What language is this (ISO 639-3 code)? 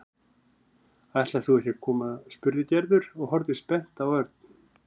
isl